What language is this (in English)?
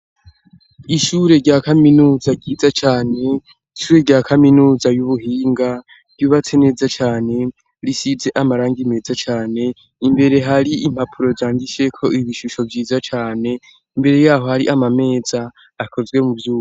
Rundi